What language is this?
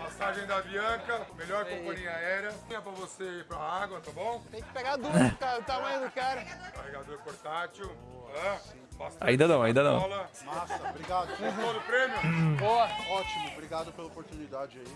Portuguese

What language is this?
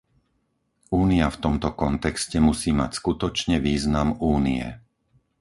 Slovak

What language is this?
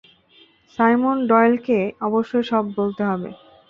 Bangla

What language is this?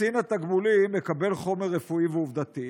Hebrew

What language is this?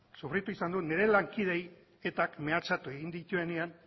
Basque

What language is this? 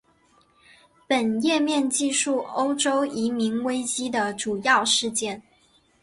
Chinese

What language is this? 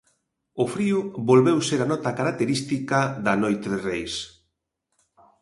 Galician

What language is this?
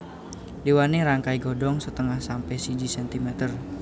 Javanese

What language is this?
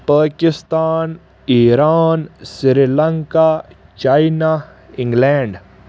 Kashmiri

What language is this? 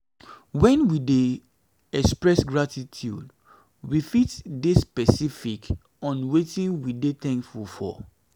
Nigerian Pidgin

